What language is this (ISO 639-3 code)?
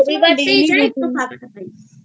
ben